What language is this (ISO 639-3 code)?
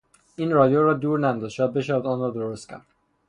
fas